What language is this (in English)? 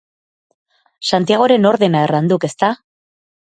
Basque